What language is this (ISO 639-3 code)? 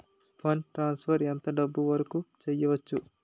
tel